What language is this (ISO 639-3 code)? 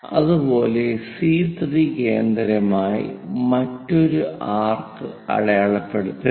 mal